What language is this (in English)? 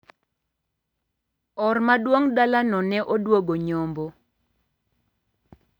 Luo (Kenya and Tanzania)